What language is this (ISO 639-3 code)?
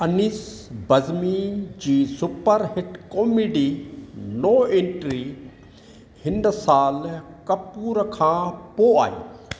snd